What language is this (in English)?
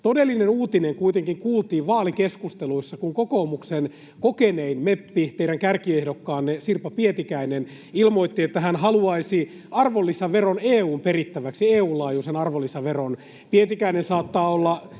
Finnish